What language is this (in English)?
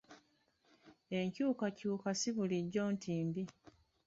Ganda